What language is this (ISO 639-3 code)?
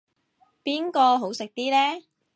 yue